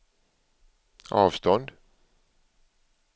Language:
Swedish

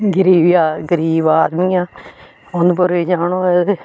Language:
Dogri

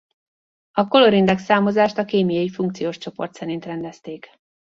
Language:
Hungarian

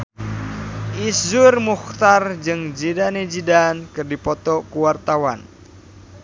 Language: Sundanese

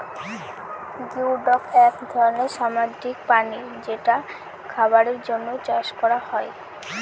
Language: Bangla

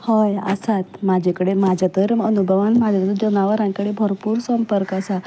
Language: Konkani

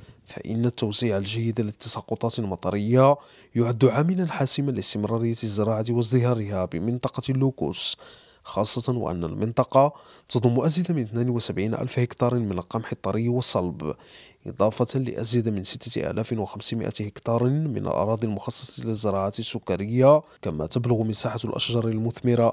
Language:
Arabic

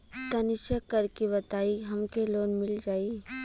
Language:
Bhojpuri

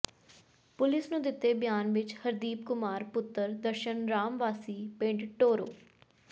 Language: Punjabi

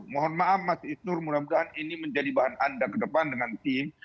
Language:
Indonesian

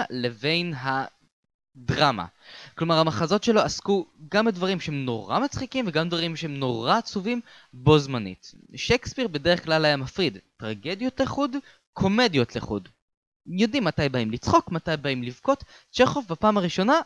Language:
Hebrew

